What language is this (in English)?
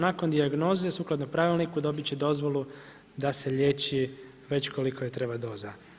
Croatian